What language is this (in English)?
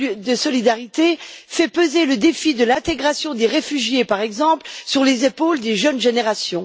French